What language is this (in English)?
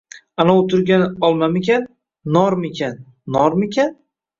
Uzbek